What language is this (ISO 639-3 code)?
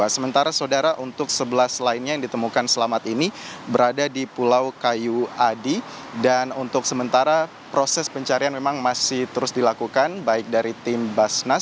ind